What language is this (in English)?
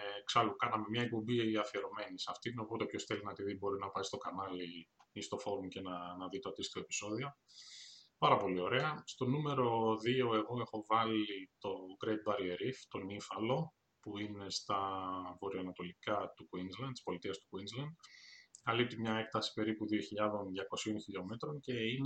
Greek